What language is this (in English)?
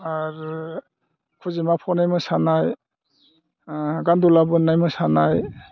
Bodo